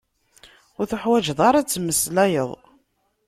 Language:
Kabyle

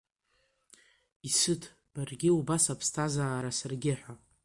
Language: Abkhazian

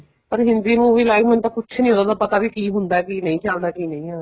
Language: Punjabi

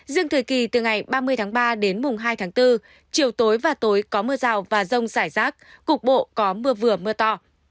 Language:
Vietnamese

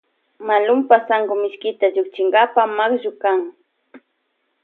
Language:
Loja Highland Quichua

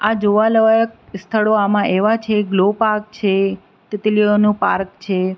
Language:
Gujarati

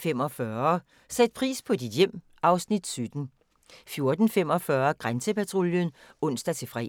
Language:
Danish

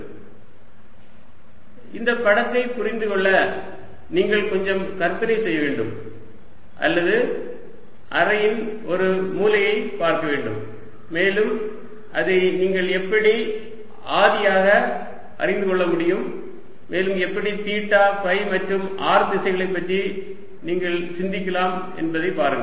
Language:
Tamil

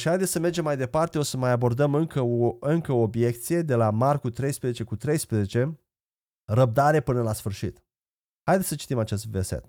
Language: Romanian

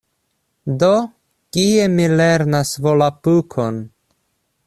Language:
Esperanto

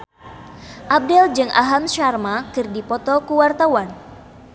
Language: Sundanese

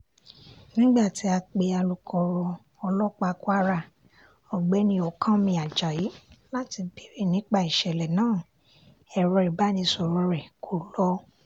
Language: Yoruba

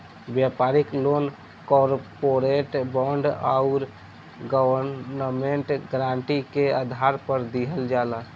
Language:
Bhojpuri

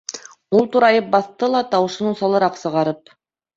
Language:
Bashkir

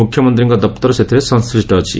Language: Odia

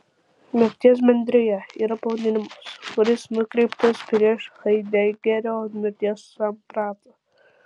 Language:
Lithuanian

